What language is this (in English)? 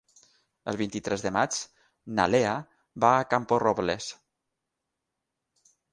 Catalan